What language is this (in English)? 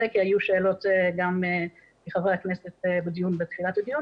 Hebrew